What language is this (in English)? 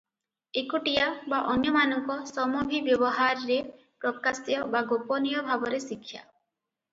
Odia